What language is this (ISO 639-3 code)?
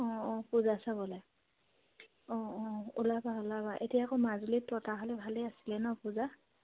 asm